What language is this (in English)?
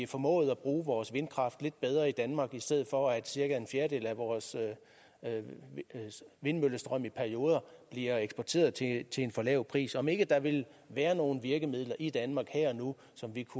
Danish